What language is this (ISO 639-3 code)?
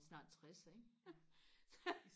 dan